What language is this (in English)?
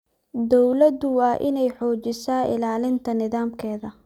Somali